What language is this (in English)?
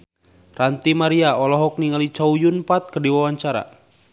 Sundanese